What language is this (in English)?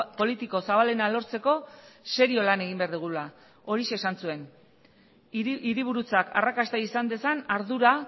Basque